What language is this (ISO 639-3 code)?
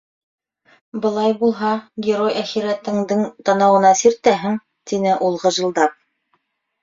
bak